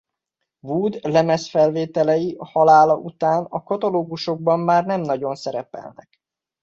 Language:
Hungarian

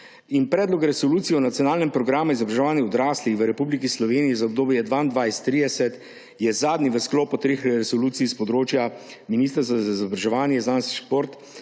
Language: Slovenian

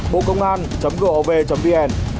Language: Vietnamese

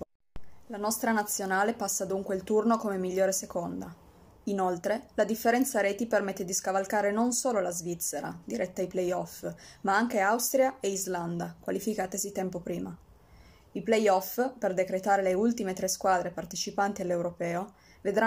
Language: Italian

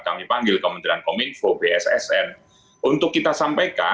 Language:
Indonesian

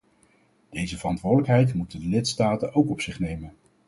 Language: Dutch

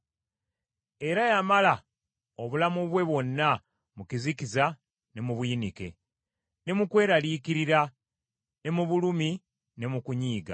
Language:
Ganda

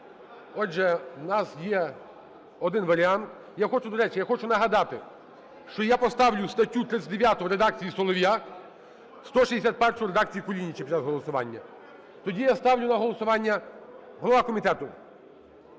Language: Ukrainian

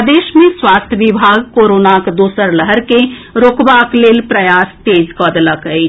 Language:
Maithili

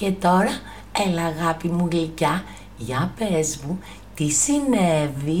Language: Greek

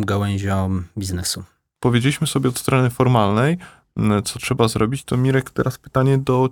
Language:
Polish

